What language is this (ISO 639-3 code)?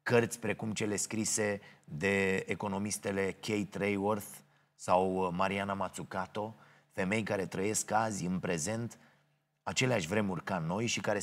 ron